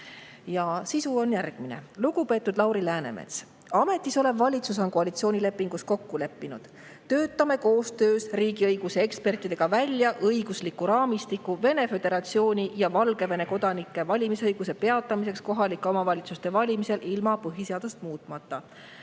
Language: Estonian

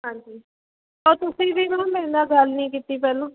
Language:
Punjabi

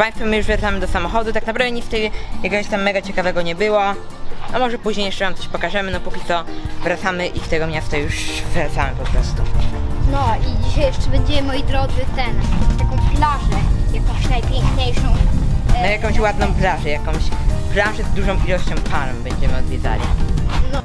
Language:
Polish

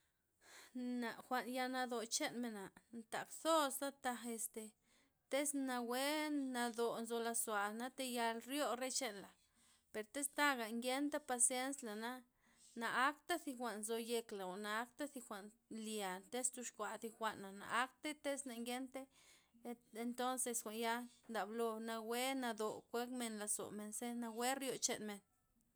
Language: Loxicha Zapotec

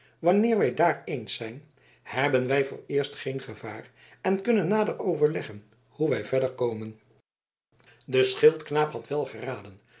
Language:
Dutch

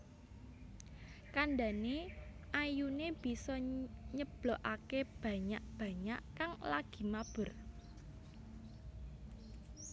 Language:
Javanese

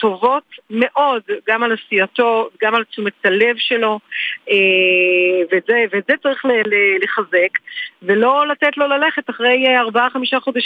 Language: Hebrew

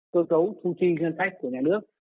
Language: Vietnamese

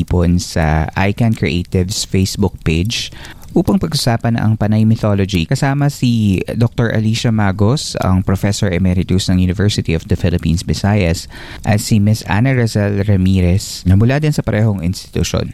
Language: Filipino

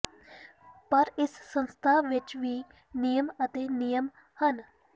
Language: Punjabi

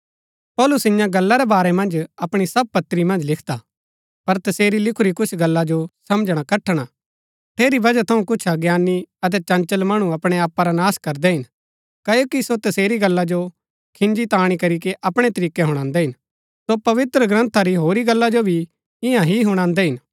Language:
Gaddi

